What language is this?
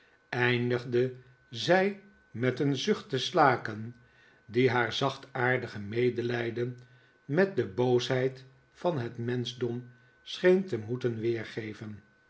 Dutch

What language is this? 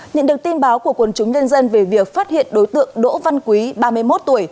Vietnamese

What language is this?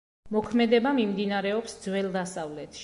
Georgian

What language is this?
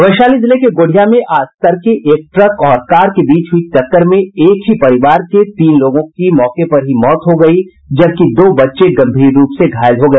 Hindi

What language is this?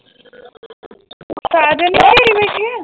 Punjabi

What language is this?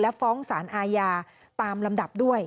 Thai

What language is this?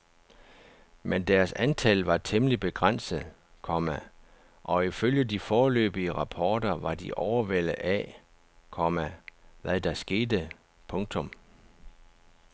Danish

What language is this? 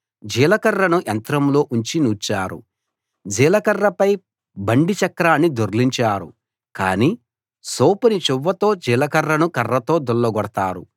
Telugu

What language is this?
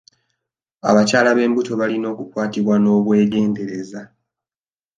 Ganda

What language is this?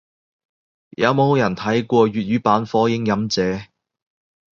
Cantonese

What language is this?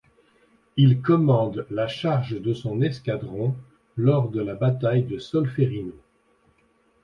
French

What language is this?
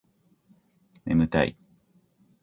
Japanese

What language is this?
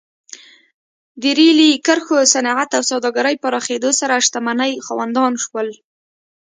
Pashto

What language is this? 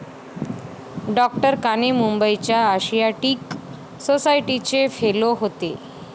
Marathi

